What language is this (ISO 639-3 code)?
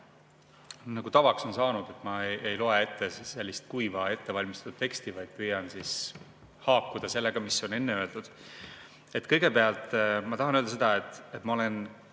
est